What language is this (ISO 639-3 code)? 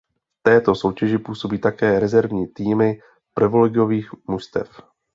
ces